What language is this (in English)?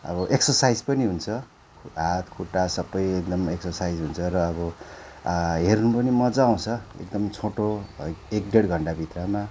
Nepali